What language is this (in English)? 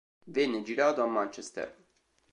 Italian